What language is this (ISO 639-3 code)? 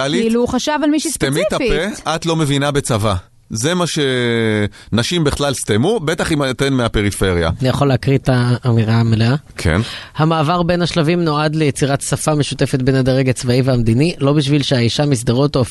heb